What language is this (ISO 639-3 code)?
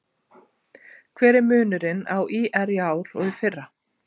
isl